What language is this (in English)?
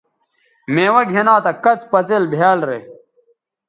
Bateri